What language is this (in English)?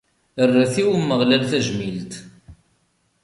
Kabyle